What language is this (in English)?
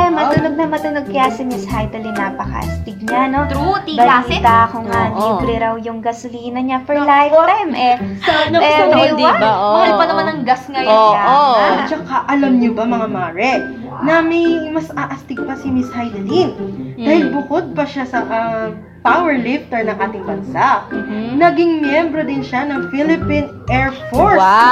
Filipino